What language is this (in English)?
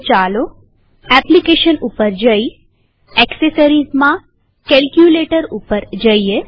Gujarati